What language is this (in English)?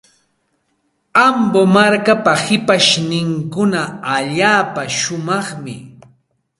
Santa Ana de Tusi Pasco Quechua